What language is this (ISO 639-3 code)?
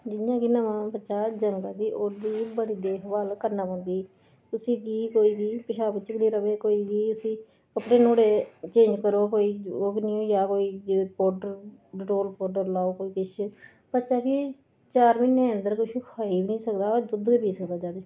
doi